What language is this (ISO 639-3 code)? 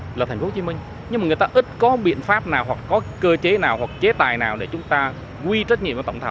vie